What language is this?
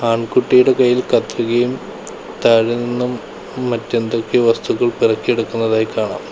Malayalam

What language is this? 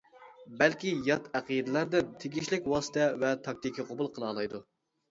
Uyghur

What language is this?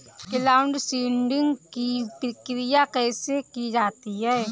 Hindi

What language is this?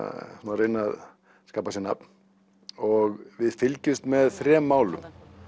Icelandic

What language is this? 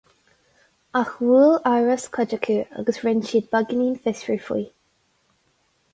Irish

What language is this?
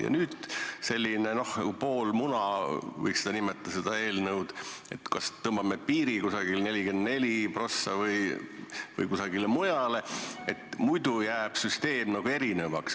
Estonian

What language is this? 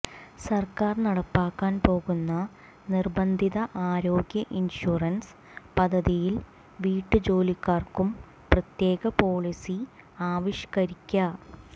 Malayalam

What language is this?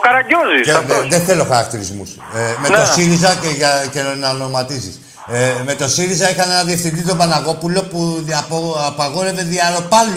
Greek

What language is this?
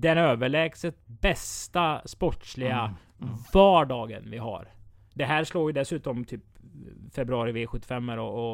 Swedish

